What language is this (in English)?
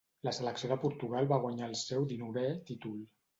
Catalan